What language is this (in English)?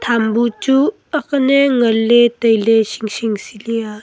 Wancho Naga